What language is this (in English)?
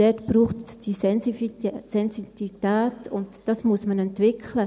Swiss German